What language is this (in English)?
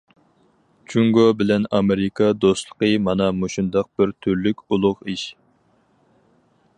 Uyghur